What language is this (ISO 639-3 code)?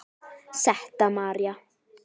isl